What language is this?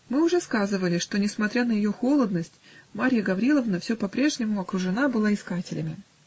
Russian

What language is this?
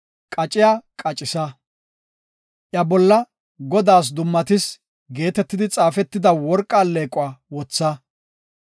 Gofa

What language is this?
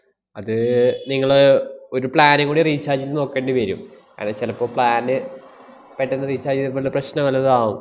Malayalam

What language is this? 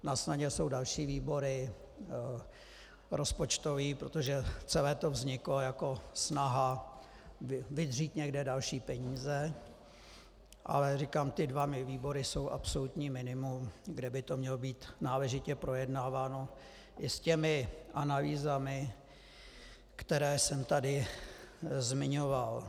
Czech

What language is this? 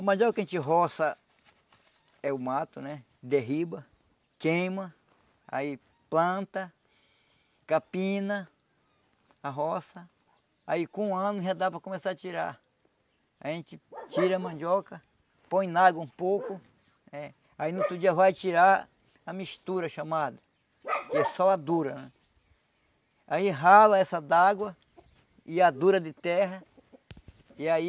Portuguese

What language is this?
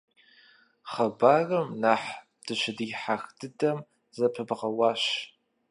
Kabardian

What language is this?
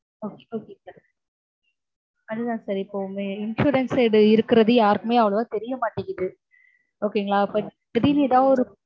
Tamil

